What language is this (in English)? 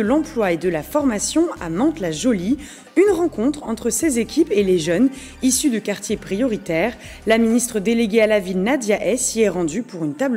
French